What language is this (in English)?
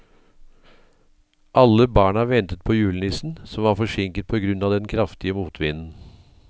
Norwegian